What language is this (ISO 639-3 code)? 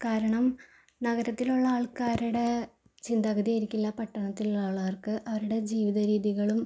mal